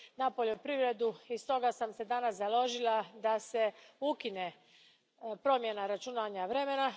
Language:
Croatian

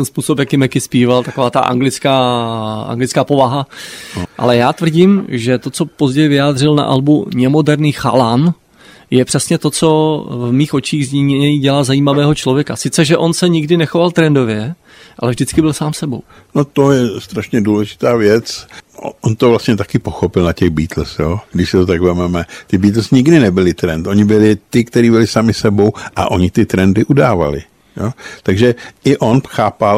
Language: Czech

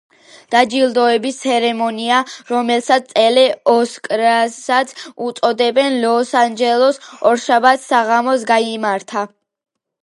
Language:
Georgian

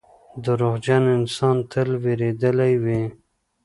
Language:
Pashto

